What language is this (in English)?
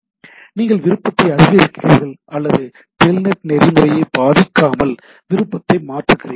Tamil